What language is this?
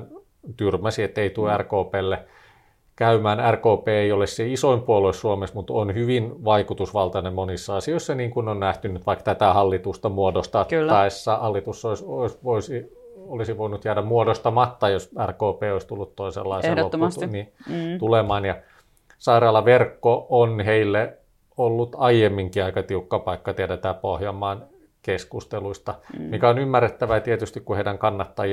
Finnish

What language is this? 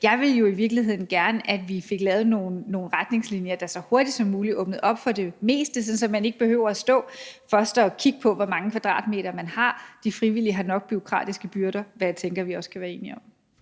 Danish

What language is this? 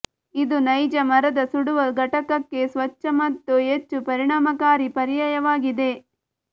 Kannada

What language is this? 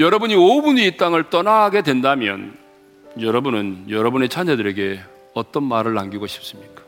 Korean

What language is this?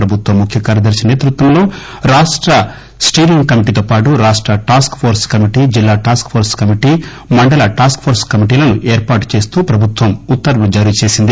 Telugu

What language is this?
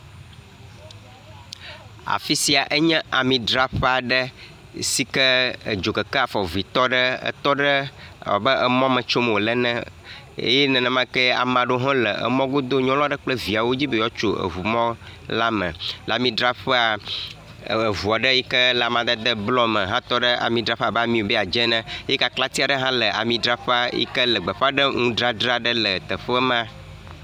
Ewe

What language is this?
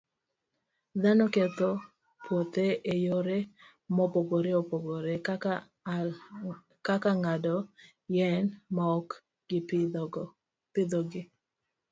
Luo (Kenya and Tanzania)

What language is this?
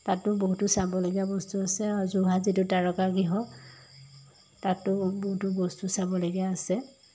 Assamese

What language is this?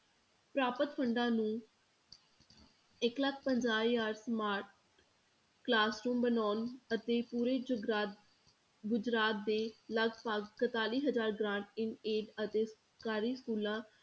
Punjabi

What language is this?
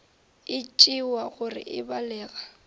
Northern Sotho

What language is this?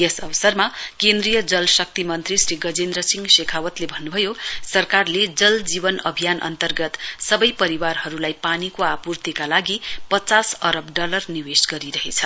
Nepali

